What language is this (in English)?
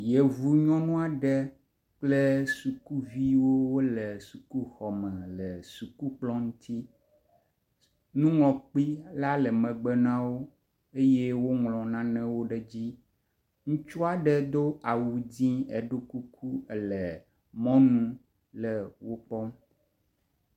Ewe